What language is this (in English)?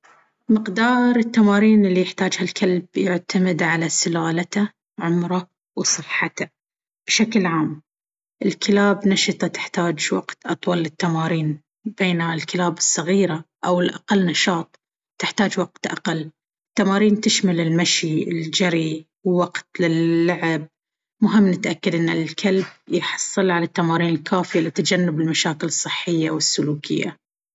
Baharna Arabic